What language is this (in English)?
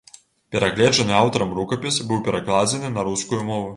Belarusian